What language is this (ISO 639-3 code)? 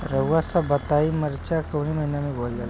bho